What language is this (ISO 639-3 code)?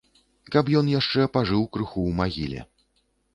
bel